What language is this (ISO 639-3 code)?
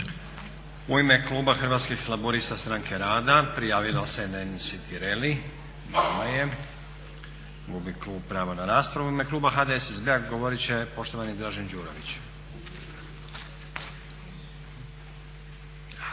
hrv